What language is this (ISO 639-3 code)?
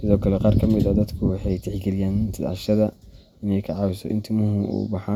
som